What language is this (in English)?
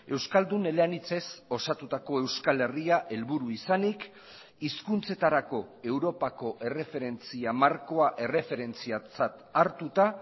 Basque